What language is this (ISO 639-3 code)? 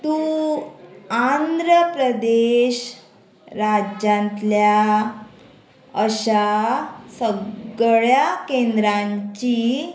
kok